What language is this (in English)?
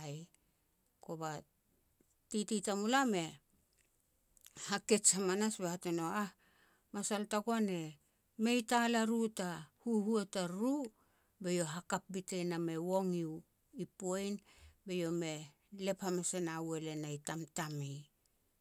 Petats